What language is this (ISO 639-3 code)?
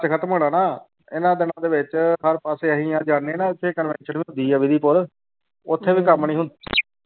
pan